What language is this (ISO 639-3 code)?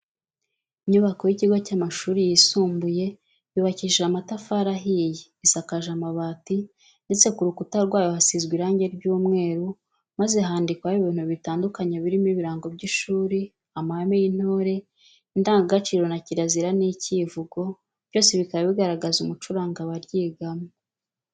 kin